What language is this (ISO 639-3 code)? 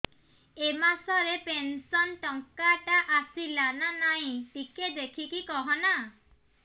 ori